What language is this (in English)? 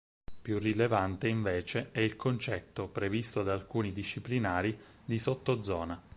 Italian